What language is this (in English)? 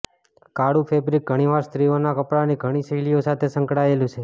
Gujarati